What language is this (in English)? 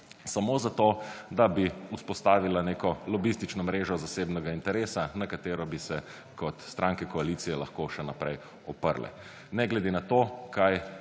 Slovenian